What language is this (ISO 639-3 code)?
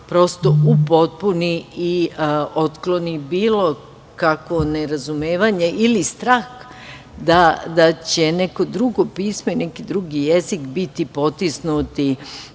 srp